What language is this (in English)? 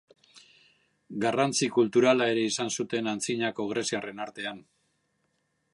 Basque